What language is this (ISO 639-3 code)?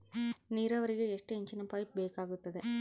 kan